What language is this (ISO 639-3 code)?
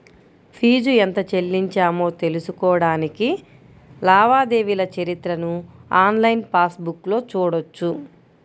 tel